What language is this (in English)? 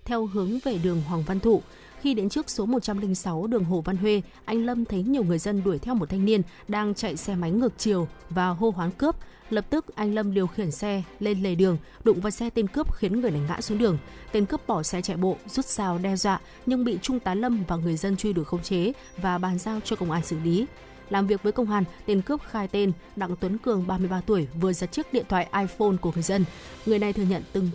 Vietnamese